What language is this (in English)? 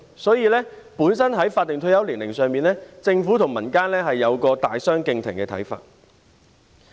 Cantonese